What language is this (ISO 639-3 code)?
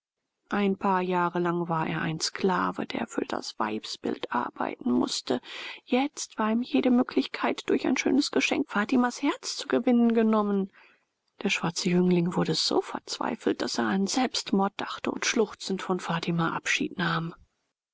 deu